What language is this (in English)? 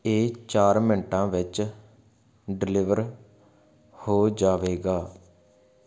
Punjabi